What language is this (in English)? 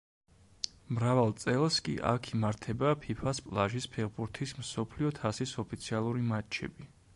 Georgian